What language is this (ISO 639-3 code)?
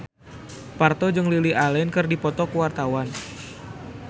sun